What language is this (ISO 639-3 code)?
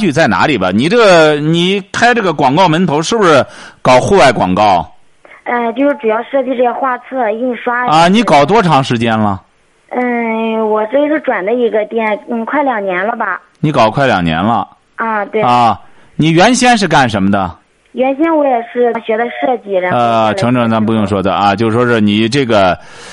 zho